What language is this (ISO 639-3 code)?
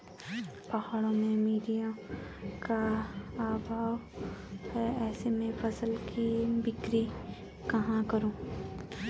hin